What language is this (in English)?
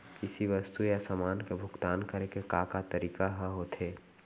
Chhattisgarhi